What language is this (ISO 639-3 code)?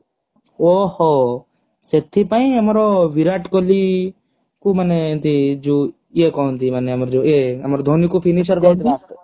ori